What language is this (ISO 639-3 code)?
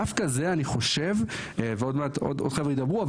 heb